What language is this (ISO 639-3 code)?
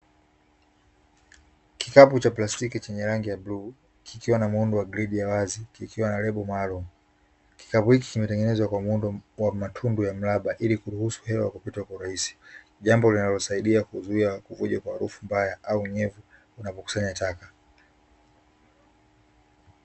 swa